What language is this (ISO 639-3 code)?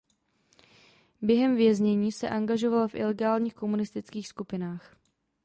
ces